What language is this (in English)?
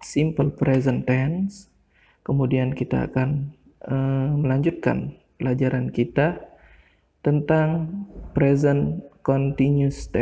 Indonesian